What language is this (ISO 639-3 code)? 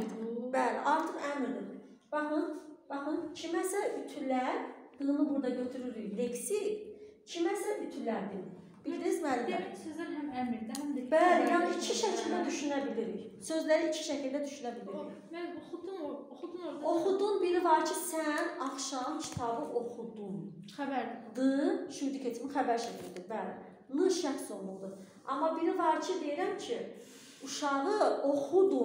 tur